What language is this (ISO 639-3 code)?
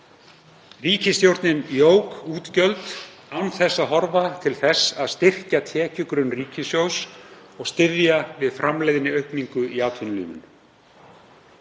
isl